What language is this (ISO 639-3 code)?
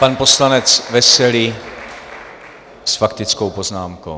ces